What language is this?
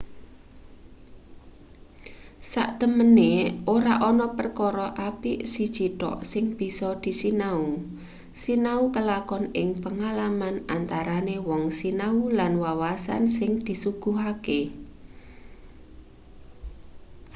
Javanese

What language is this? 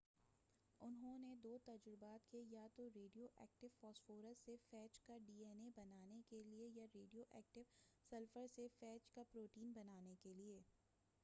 Urdu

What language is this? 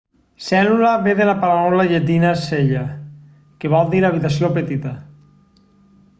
Catalan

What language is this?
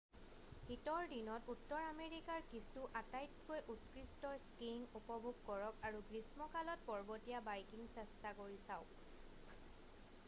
Assamese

